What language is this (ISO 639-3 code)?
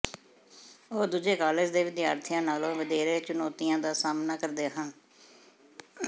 pan